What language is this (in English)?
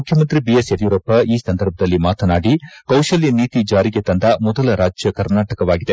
Kannada